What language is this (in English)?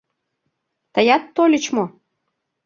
Mari